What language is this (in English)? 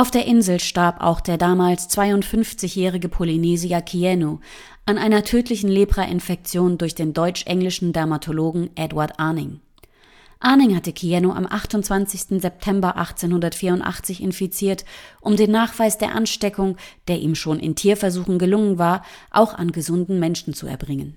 German